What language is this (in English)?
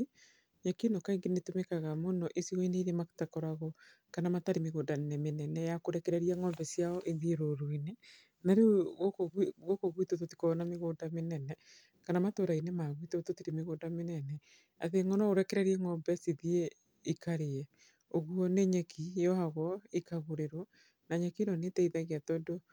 Kikuyu